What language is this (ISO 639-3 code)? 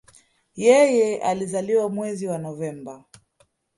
swa